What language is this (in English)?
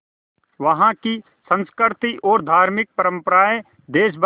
Hindi